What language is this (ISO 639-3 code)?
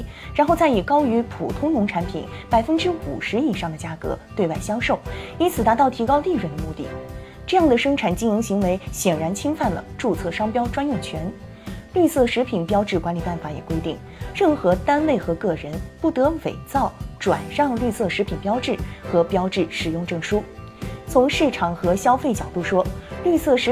zho